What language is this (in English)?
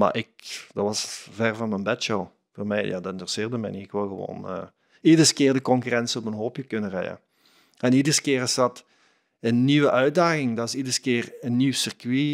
Dutch